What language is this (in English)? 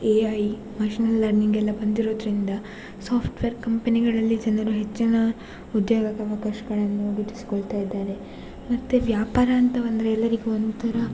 Kannada